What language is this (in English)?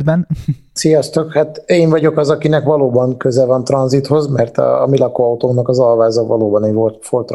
Hungarian